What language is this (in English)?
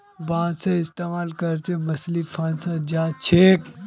Magahi